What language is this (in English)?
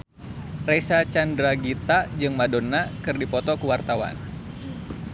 Sundanese